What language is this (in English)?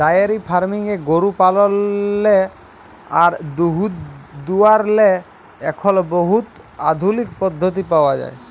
Bangla